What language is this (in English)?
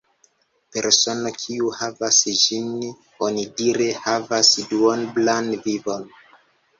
Esperanto